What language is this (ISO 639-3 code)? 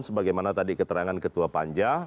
ind